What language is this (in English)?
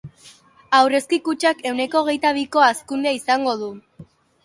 Basque